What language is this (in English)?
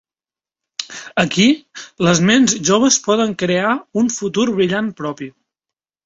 Catalan